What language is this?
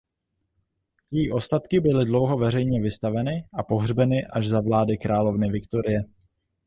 Czech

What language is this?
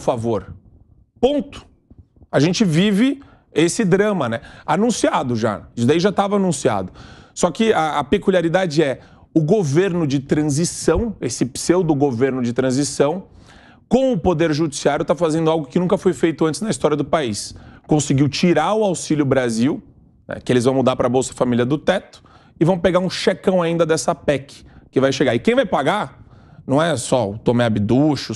Portuguese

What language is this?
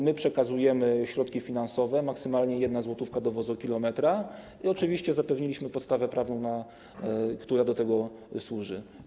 Polish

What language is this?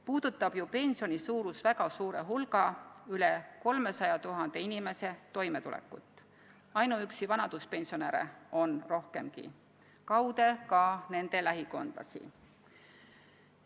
Estonian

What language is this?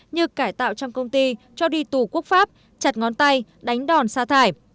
Vietnamese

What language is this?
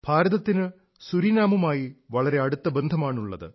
Malayalam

